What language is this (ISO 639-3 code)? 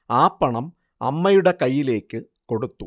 mal